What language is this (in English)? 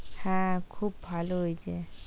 Bangla